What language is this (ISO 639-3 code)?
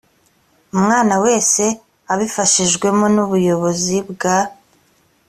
kin